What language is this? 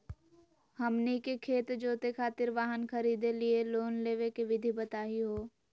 Magahi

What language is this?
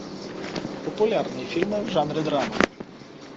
Russian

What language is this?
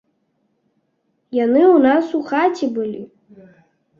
Belarusian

